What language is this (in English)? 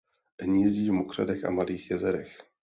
Czech